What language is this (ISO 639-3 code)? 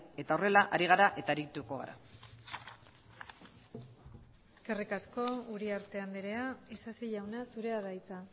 eus